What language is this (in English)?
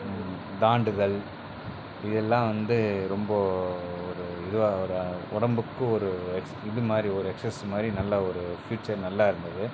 Tamil